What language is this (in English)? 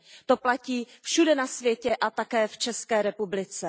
Czech